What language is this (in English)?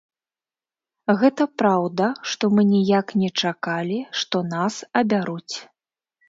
Belarusian